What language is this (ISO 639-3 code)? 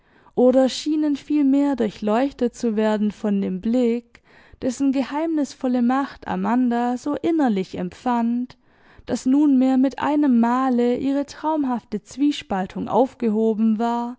deu